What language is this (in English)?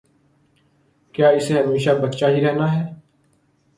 Urdu